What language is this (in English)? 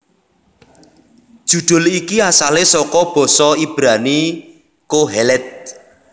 Javanese